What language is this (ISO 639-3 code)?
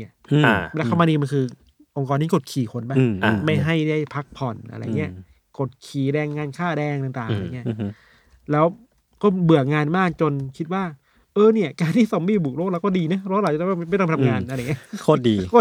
tha